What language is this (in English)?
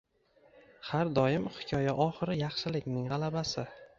Uzbek